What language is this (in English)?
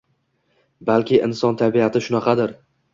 Uzbek